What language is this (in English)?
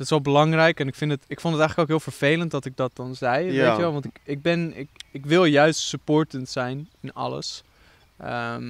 Dutch